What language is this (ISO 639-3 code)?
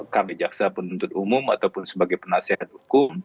ind